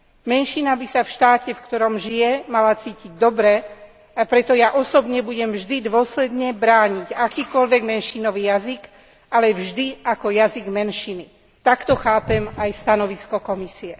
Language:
Slovak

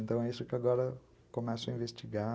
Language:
Portuguese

